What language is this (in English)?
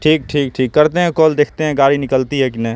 Urdu